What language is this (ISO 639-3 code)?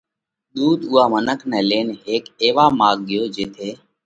kvx